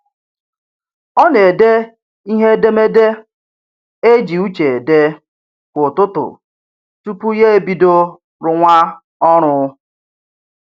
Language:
Igbo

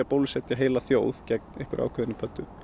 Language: Icelandic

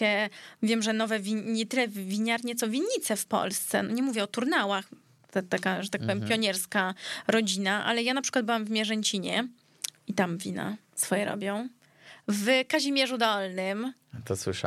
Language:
Polish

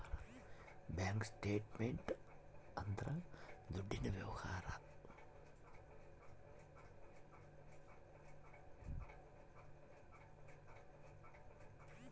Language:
Kannada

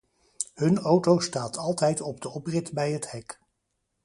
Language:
Dutch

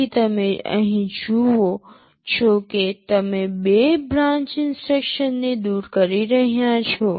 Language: Gujarati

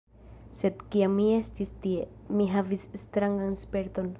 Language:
Esperanto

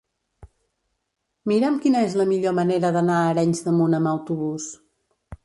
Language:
Catalan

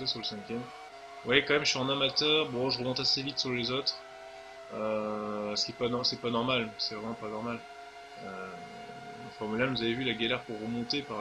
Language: French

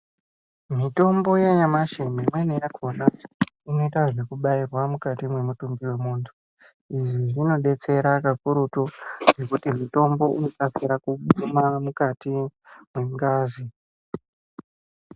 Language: Ndau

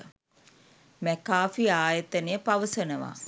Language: Sinhala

